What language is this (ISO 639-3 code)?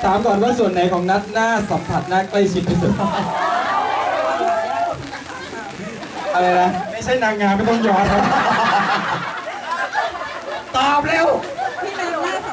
tha